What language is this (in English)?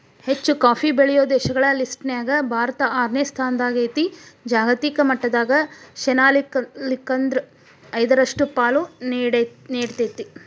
Kannada